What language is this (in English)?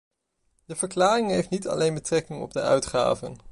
Dutch